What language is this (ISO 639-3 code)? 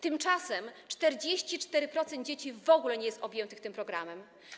pol